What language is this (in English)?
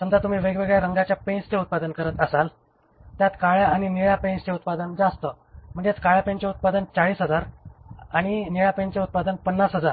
Marathi